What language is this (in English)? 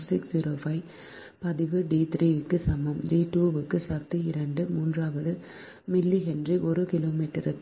Tamil